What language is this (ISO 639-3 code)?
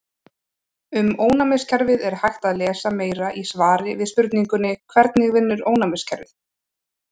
isl